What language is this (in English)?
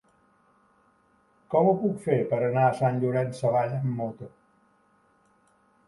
Catalan